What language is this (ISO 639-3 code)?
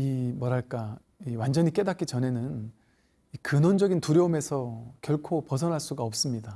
kor